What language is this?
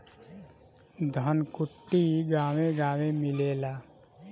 Bhojpuri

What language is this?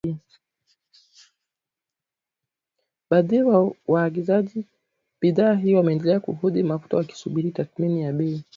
Swahili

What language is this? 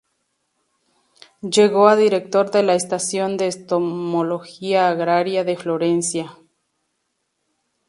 Spanish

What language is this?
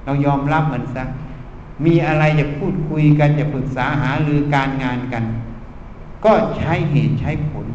Thai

